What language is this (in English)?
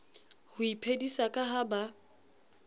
Southern Sotho